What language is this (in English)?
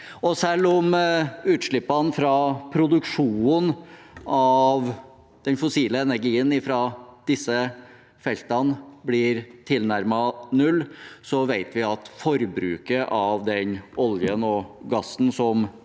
Norwegian